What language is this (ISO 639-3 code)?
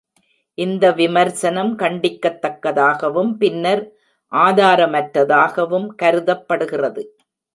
tam